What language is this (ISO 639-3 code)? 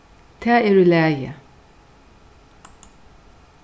fao